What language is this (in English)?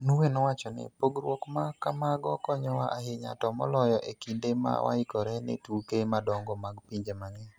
Luo (Kenya and Tanzania)